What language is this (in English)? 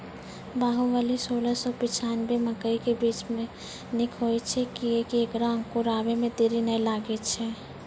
Maithili